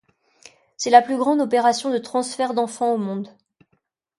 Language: French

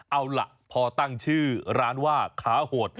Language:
Thai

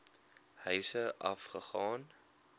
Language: Afrikaans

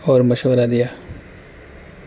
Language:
Urdu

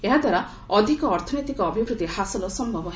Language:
Odia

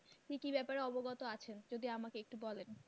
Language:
Bangla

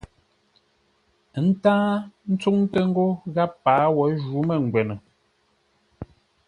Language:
Ngombale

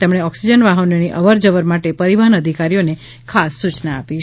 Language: Gujarati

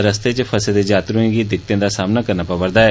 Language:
Dogri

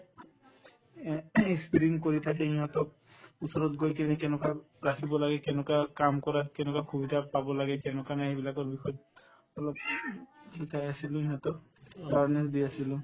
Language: Assamese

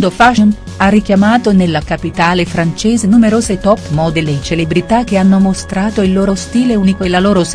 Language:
Italian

